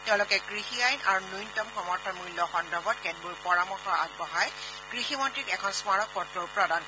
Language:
Assamese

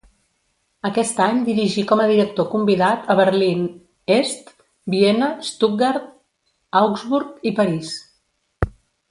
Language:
Catalan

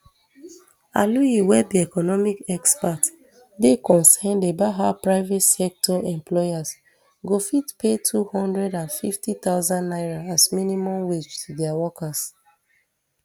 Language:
Nigerian Pidgin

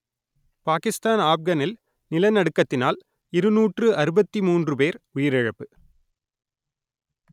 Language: Tamil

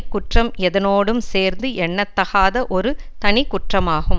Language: Tamil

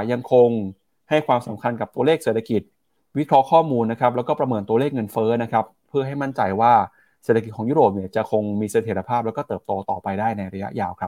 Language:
Thai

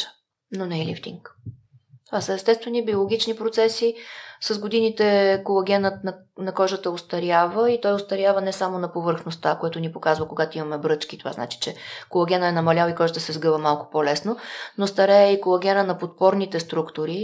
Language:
Bulgarian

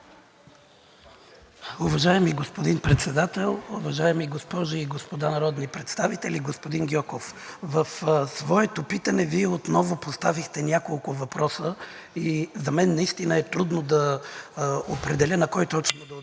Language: Bulgarian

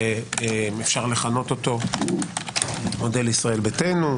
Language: Hebrew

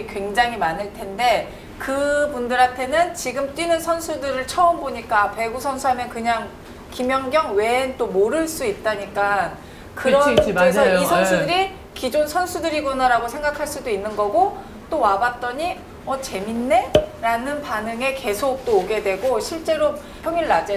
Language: Korean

